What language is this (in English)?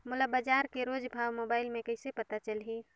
Chhattisgarhi